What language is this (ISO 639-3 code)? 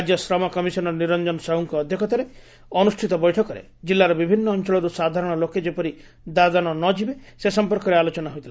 ori